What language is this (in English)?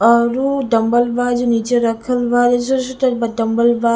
Bhojpuri